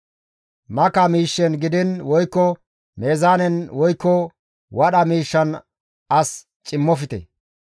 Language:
Gamo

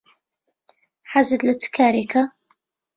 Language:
Central Kurdish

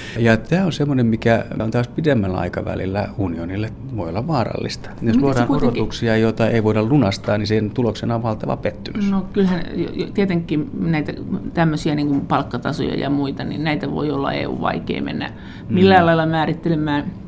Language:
Finnish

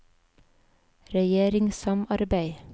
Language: Norwegian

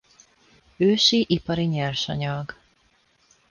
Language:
Hungarian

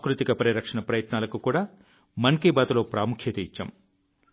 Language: Telugu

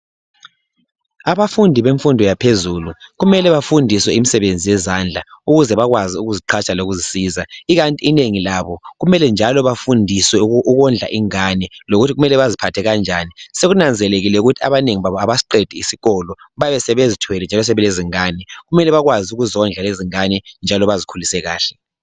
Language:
North Ndebele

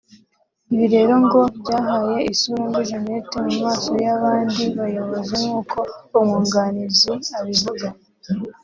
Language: Kinyarwanda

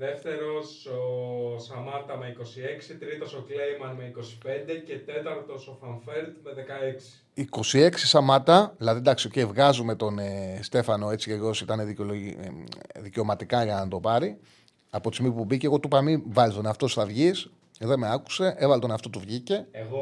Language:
Greek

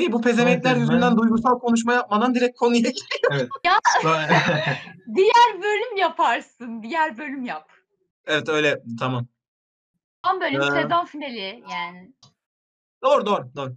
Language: Turkish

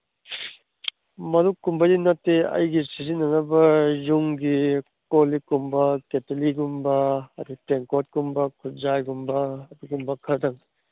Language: Manipuri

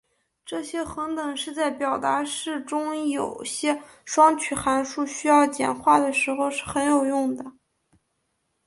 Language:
Chinese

